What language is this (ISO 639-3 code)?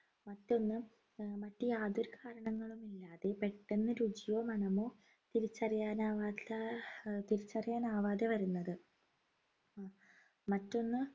mal